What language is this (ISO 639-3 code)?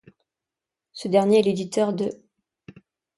fra